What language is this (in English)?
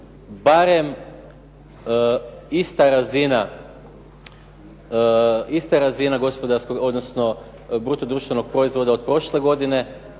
Croatian